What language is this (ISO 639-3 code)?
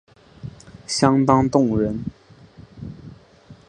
zho